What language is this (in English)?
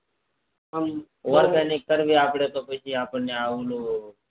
Gujarati